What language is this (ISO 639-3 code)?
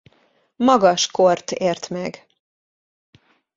hun